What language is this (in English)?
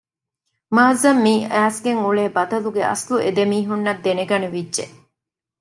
Divehi